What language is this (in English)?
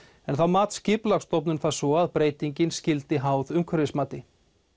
Icelandic